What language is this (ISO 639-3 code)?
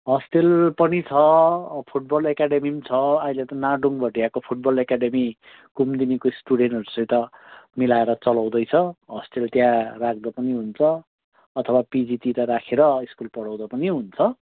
nep